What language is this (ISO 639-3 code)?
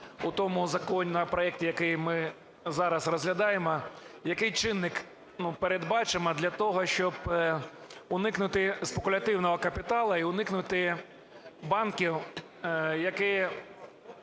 ukr